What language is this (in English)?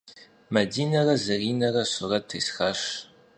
Kabardian